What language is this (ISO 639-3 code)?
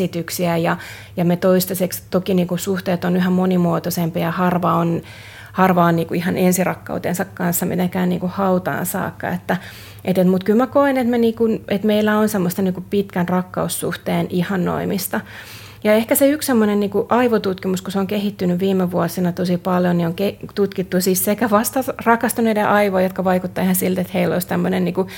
fin